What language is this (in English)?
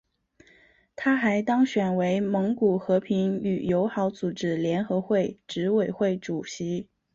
Chinese